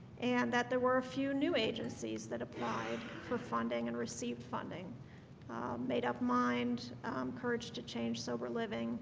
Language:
English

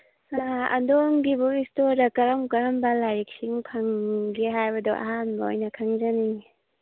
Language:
Manipuri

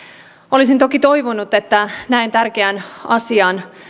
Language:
Finnish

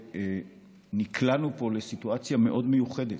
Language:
Hebrew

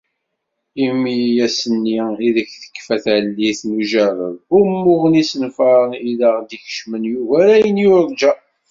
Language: Kabyle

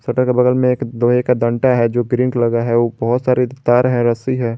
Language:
Hindi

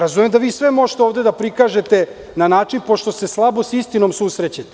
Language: Serbian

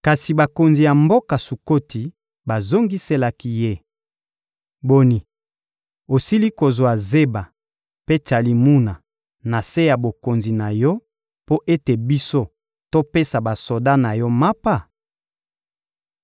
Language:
Lingala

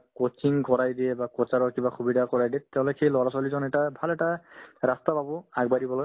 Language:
Assamese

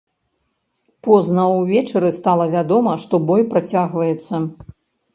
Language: Belarusian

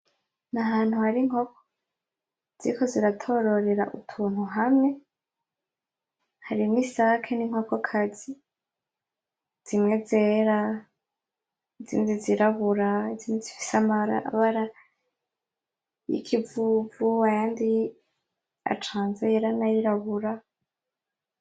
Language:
Rundi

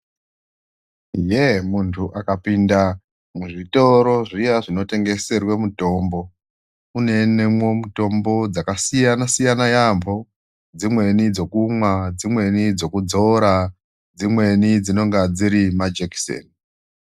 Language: Ndau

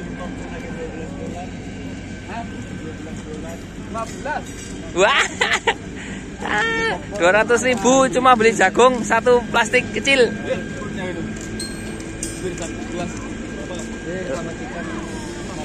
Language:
Indonesian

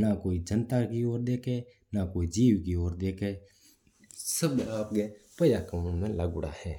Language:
Mewari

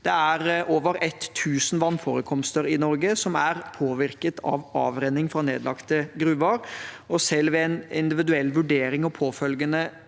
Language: Norwegian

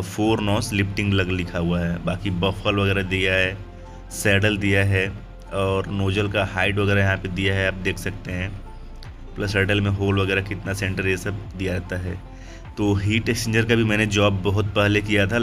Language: Hindi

